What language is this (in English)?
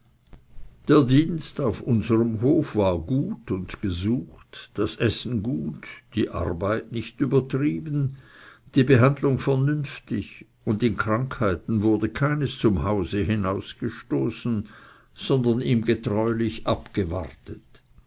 German